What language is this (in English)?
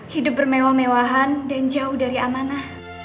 Indonesian